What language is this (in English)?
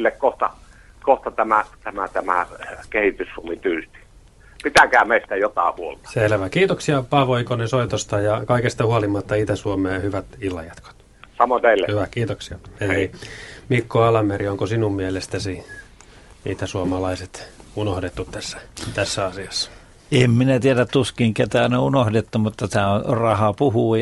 Finnish